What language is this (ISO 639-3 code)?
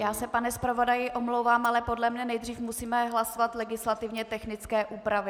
ces